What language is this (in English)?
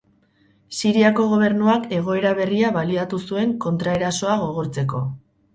Basque